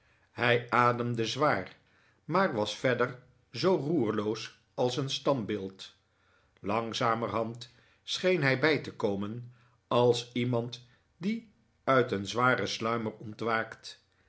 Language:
Dutch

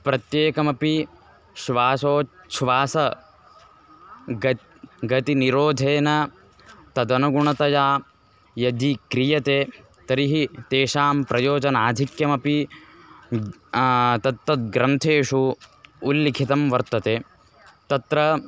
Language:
Sanskrit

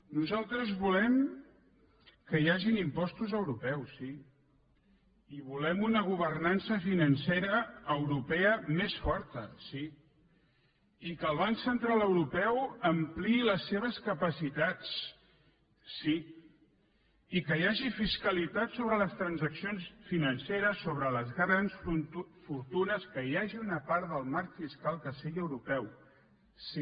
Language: Catalan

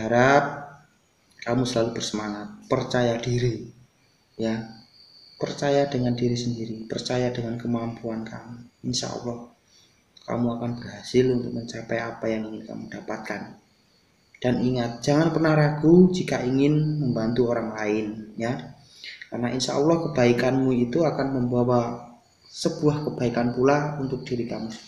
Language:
Indonesian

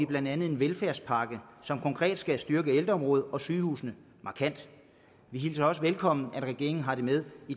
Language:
Danish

